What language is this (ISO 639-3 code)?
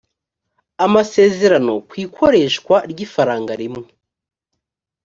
kin